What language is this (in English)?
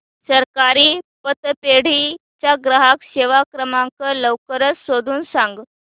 Marathi